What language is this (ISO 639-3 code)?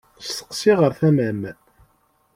kab